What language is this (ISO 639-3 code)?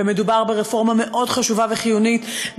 heb